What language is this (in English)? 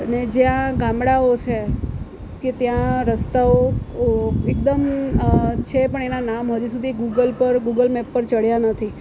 Gujarati